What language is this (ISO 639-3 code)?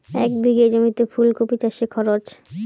ben